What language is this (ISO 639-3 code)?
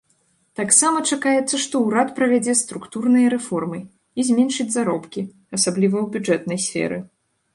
bel